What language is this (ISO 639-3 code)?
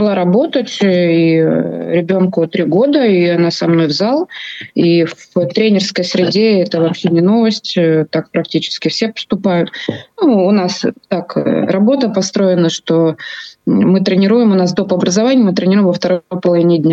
rus